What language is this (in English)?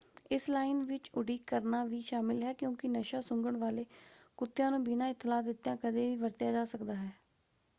Punjabi